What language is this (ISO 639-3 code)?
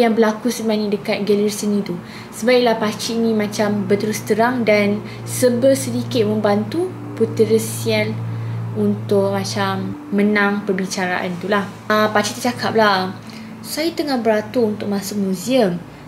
msa